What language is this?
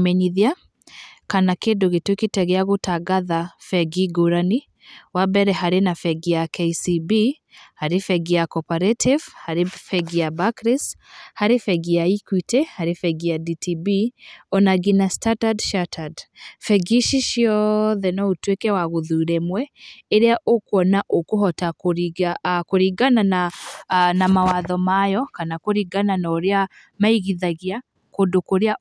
Kikuyu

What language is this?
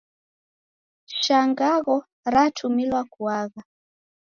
Taita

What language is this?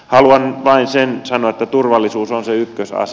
Finnish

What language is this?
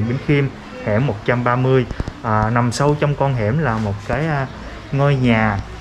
Vietnamese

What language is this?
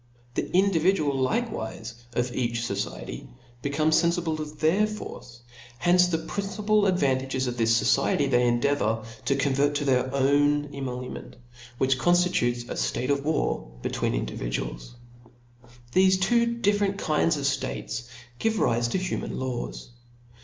English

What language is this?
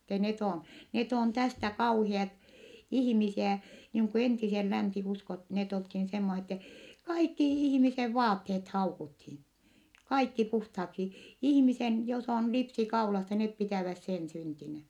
Finnish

